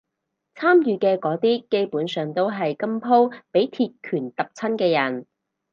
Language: Cantonese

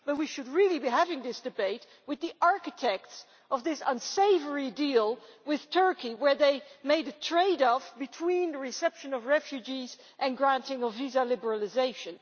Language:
English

